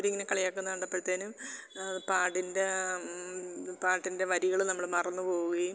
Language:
Malayalam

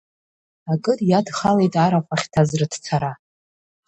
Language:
Abkhazian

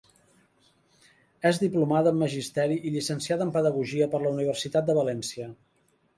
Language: Catalan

